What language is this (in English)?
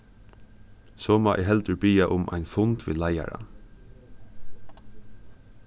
Faroese